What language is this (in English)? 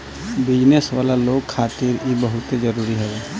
Bhojpuri